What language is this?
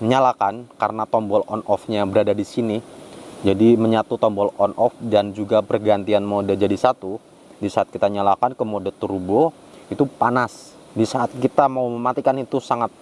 Indonesian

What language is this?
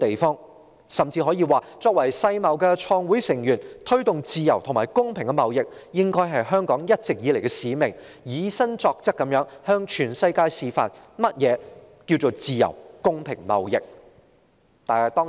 Cantonese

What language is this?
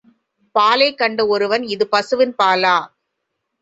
Tamil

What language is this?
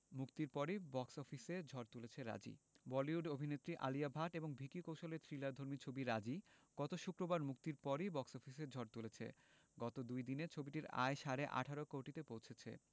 Bangla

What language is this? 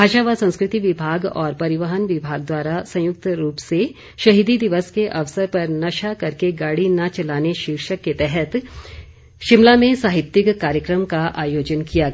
Hindi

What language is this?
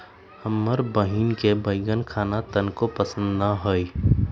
Magahi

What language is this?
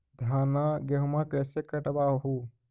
Magahi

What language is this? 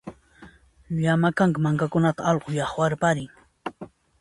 Puno Quechua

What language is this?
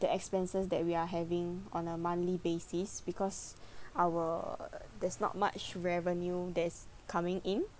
English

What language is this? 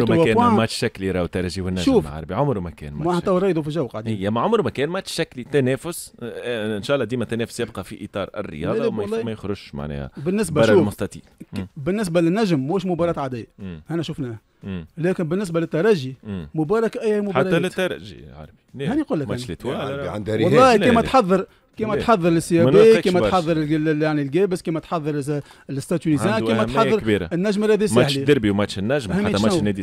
Arabic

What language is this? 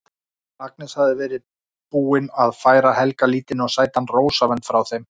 Icelandic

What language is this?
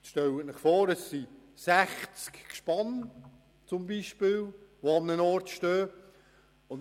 Swiss German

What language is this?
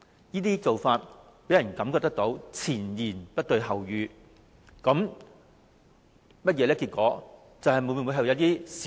Cantonese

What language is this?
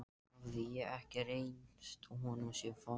Icelandic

